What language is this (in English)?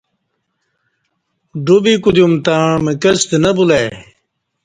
Kati